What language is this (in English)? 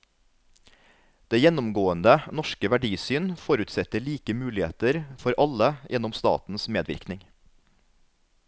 Norwegian